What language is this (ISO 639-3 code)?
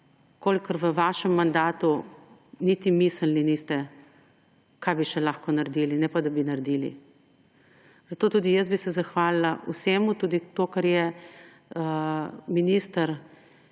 slv